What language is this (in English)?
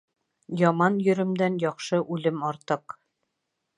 Bashkir